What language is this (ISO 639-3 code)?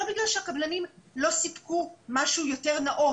heb